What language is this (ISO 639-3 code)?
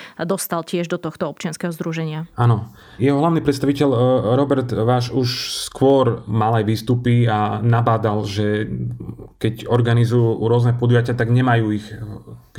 slk